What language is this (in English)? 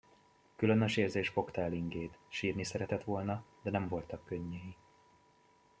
Hungarian